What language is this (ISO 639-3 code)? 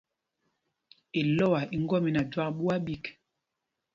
mgg